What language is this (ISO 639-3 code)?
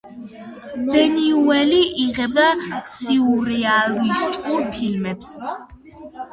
kat